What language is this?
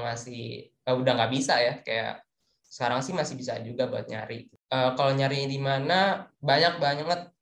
Indonesian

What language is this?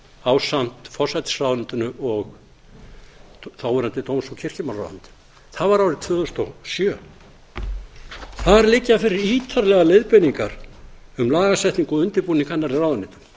Icelandic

